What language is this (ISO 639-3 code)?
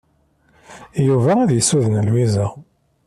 kab